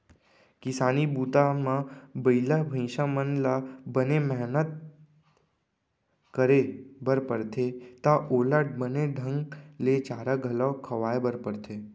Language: Chhattisgarhi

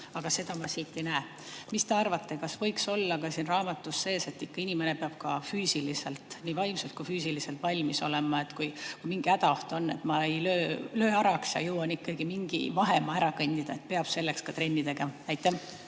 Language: Estonian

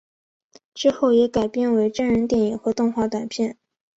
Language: Chinese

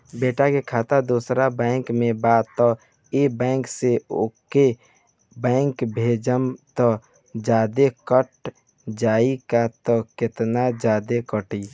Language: Bhojpuri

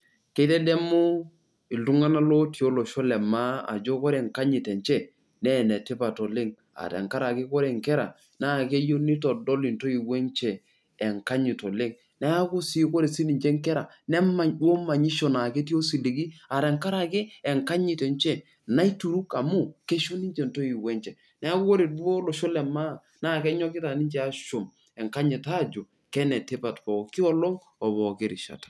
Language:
Masai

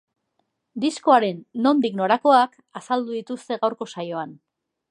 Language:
Basque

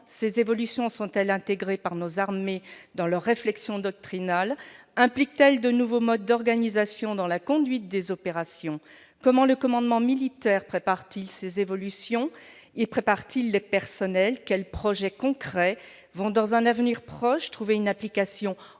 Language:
French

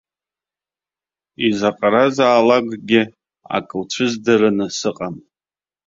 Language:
Abkhazian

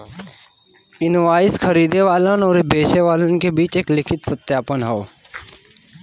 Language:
Bhojpuri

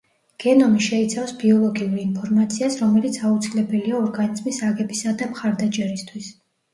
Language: Georgian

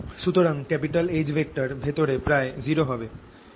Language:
Bangla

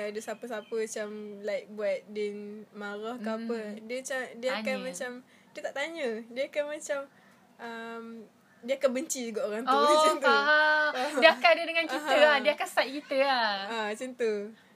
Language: Malay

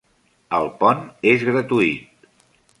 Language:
Catalan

